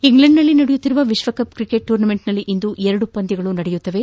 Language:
Kannada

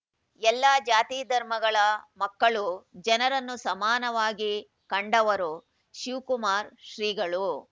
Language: Kannada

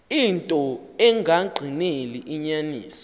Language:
Xhosa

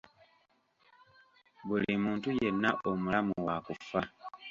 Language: Ganda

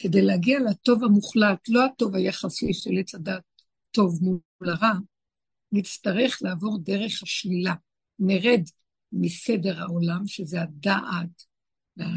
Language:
Hebrew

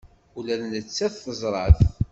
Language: Kabyle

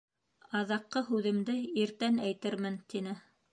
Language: Bashkir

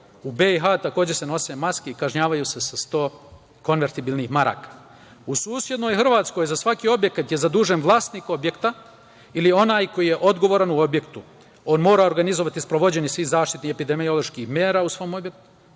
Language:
Serbian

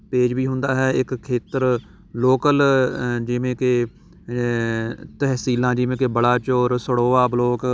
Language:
Punjabi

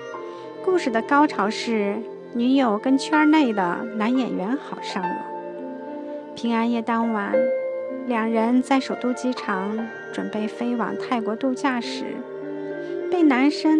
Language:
Chinese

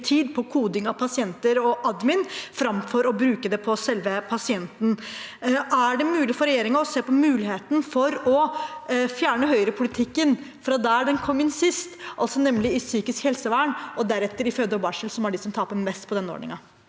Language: Norwegian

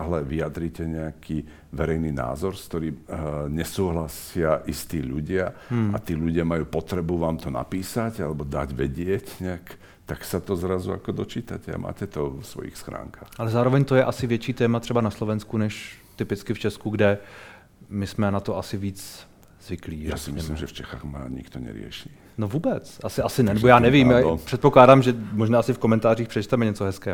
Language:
Czech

